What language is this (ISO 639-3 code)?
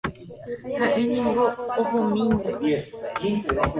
grn